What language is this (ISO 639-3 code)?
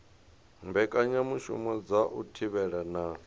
ven